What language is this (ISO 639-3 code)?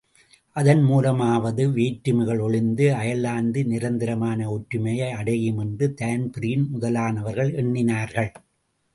tam